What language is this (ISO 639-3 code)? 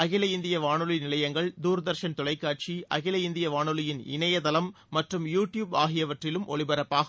tam